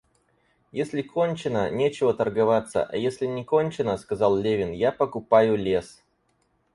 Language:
Russian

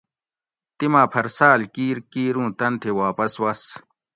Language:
Gawri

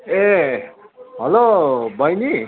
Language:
Nepali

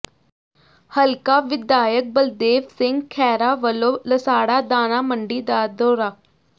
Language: Punjabi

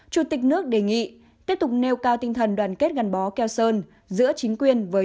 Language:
Vietnamese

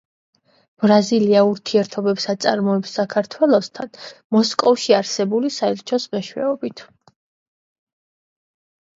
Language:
Georgian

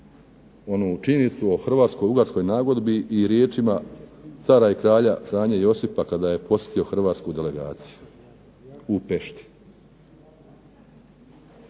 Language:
Croatian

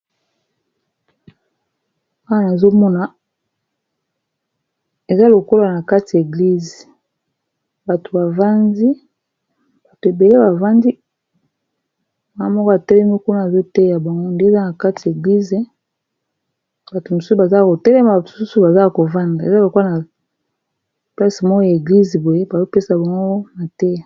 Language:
Lingala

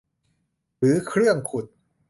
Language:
Thai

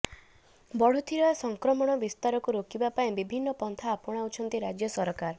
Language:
Odia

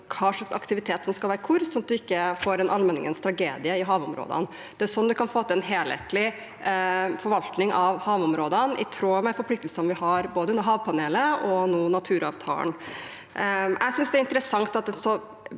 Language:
Norwegian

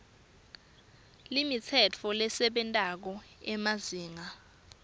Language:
Swati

